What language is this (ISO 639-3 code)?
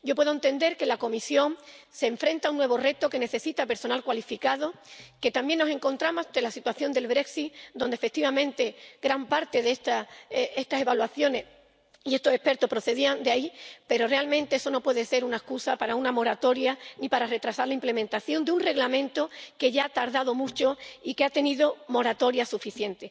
spa